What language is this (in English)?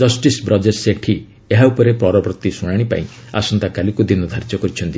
Odia